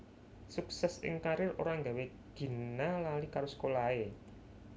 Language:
Javanese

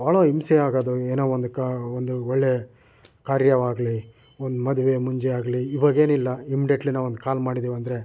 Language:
Kannada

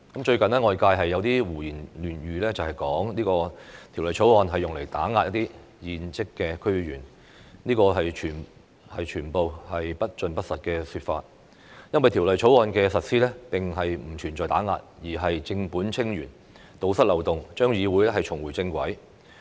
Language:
Cantonese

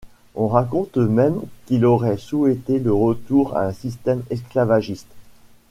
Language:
French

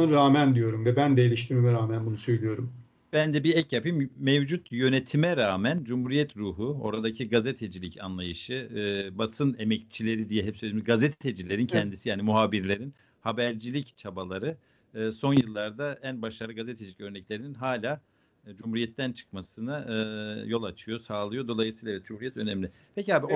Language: Turkish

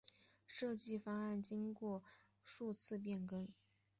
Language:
Chinese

